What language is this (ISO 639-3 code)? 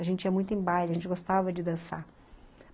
por